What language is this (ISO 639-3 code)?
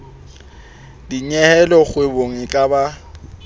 sot